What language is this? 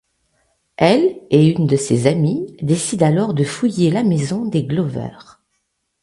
French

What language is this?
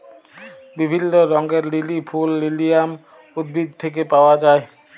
Bangla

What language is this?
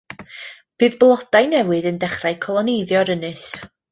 Welsh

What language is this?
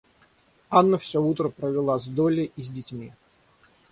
Russian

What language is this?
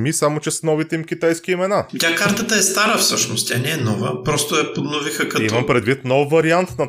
Bulgarian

